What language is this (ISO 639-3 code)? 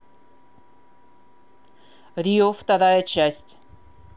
rus